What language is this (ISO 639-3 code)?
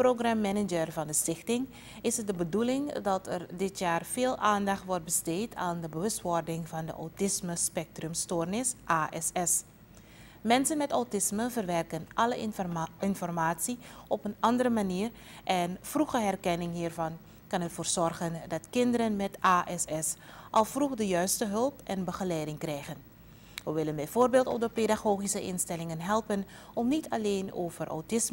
nld